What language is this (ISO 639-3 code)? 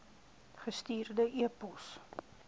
afr